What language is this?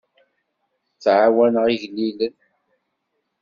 Kabyle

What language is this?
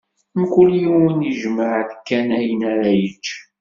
Kabyle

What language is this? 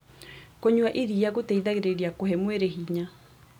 Kikuyu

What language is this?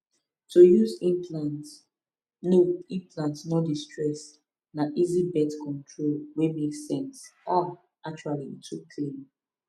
Nigerian Pidgin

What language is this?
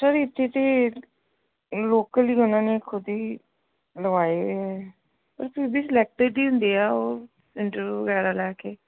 Punjabi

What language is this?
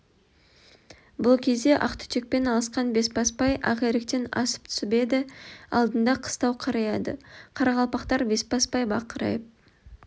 Kazakh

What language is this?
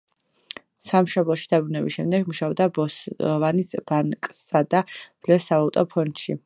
Georgian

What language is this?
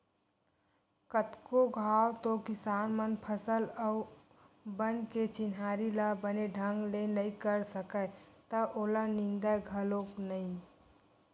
Chhattisgarhi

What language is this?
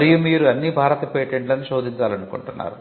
Telugu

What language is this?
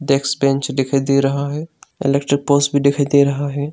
Hindi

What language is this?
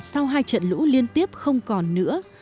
Vietnamese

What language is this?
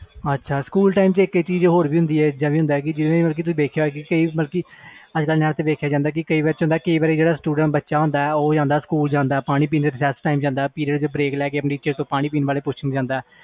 Punjabi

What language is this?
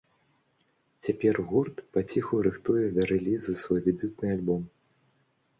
Belarusian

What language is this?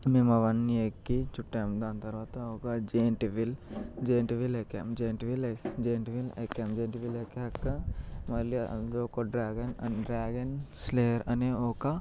Telugu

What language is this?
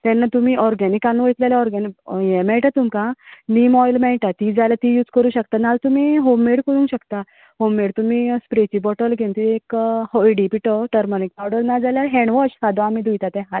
Konkani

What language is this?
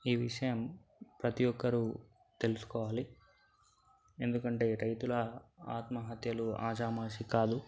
Telugu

